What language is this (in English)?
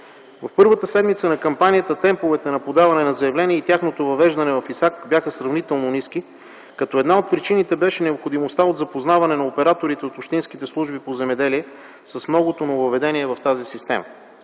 Bulgarian